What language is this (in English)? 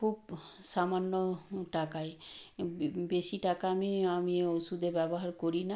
Bangla